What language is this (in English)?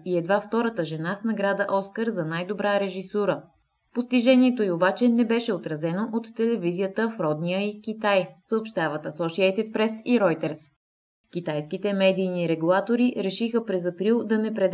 Bulgarian